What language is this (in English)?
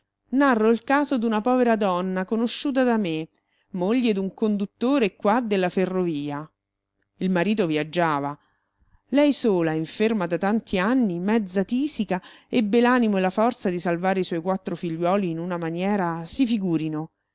Italian